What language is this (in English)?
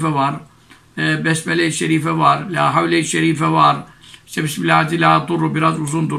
Turkish